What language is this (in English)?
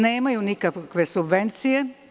Serbian